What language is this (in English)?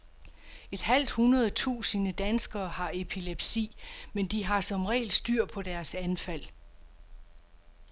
Danish